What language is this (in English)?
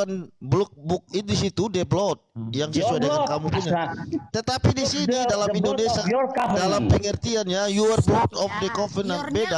Indonesian